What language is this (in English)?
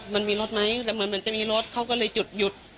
Thai